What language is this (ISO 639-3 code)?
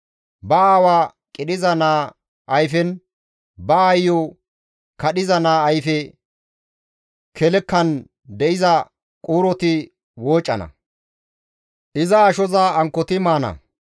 gmv